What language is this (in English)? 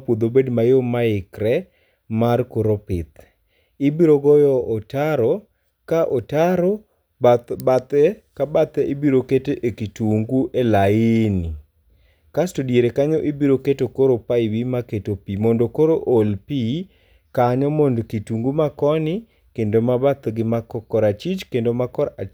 Luo (Kenya and Tanzania)